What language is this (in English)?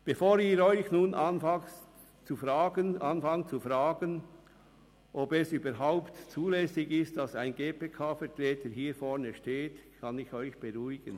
Swiss German